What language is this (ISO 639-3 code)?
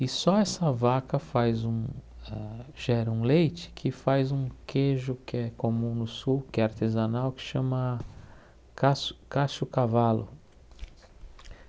por